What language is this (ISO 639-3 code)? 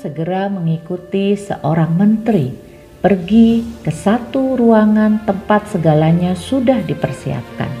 ind